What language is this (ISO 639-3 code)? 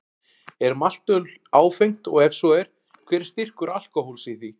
isl